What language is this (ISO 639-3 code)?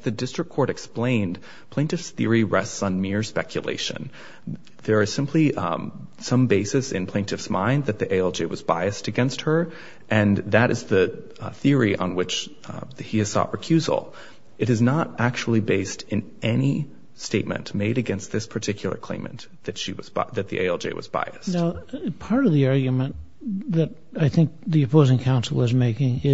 eng